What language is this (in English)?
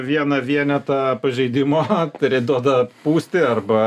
Lithuanian